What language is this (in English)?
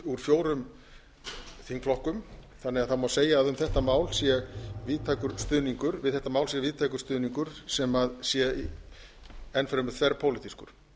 Icelandic